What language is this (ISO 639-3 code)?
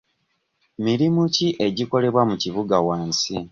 lug